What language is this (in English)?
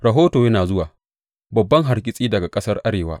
Hausa